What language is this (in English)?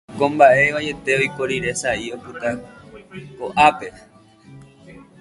Guarani